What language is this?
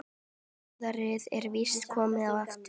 Icelandic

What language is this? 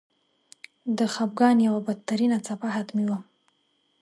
Pashto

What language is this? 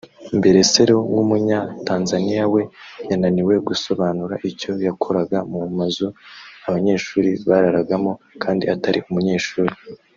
Kinyarwanda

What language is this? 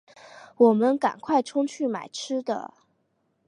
Chinese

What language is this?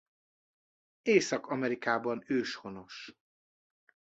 Hungarian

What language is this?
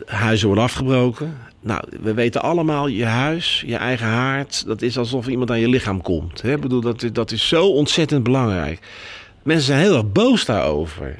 Dutch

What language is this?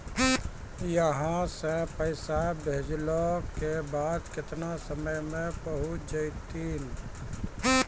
Maithili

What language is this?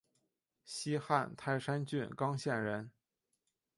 Chinese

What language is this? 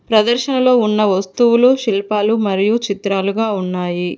Telugu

